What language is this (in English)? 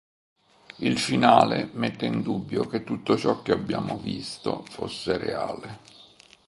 Italian